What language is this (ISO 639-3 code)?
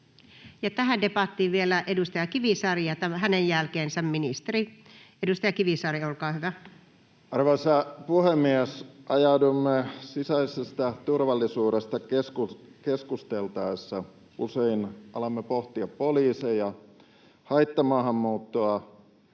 fin